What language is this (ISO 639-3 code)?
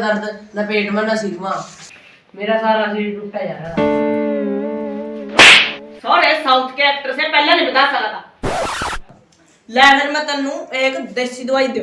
hin